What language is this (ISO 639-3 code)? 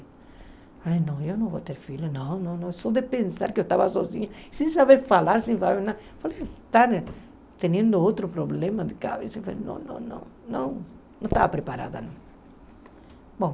por